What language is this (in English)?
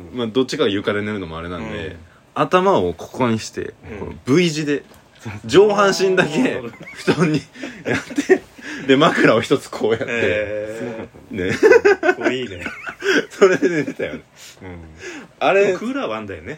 Japanese